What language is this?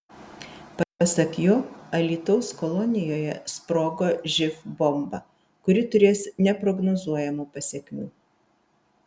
Lithuanian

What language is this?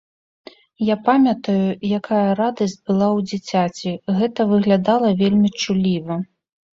Belarusian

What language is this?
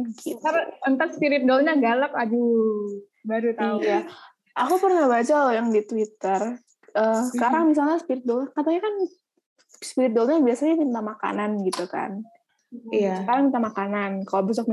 Indonesian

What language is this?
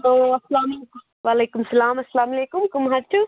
Kashmiri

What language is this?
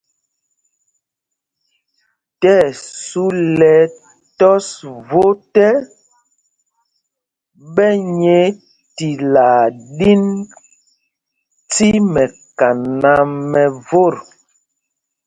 Mpumpong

